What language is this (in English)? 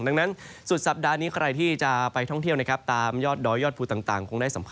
Thai